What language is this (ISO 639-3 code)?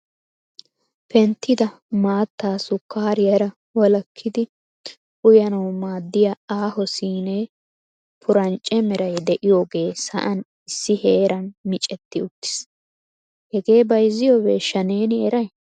wal